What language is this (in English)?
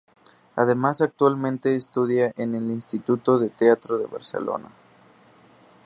Spanish